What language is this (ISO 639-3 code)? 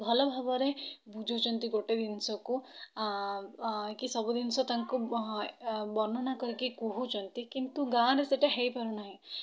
ori